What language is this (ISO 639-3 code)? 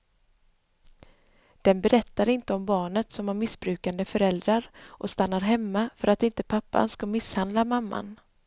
swe